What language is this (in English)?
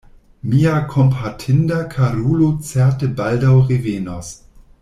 Esperanto